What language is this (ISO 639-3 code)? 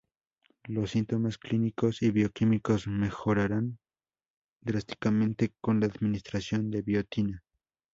spa